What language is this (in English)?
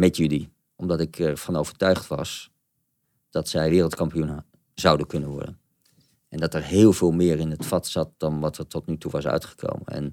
Dutch